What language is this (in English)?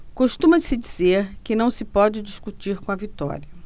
Portuguese